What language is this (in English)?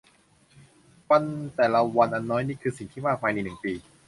Thai